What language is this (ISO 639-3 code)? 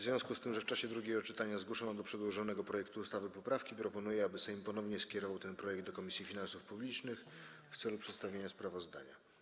pol